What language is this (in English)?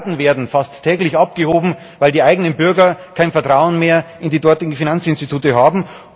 German